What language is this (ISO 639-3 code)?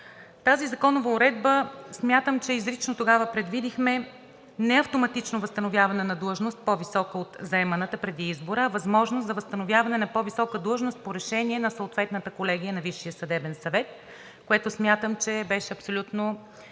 bul